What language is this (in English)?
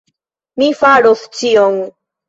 Esperanto